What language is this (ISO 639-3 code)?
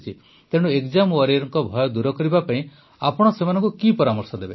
ori